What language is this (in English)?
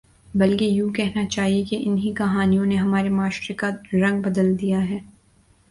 Urdu